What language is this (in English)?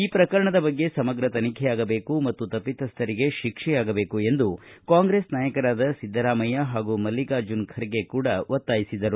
Kannada